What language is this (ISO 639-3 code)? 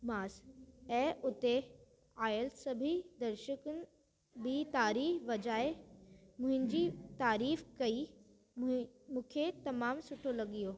snd